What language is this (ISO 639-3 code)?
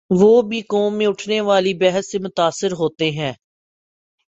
urd